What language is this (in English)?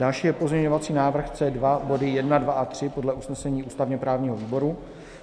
Czech